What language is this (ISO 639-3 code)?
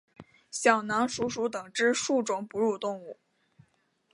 zho